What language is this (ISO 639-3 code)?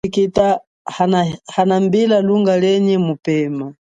cjk